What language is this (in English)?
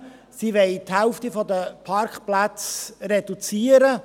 Swiss German